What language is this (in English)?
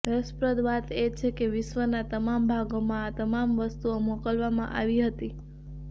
Gujarati